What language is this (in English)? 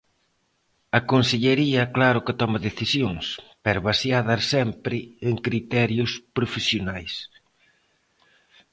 Galician